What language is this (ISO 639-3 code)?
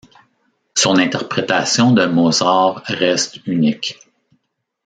fra